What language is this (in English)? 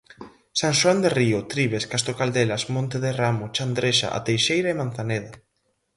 Galician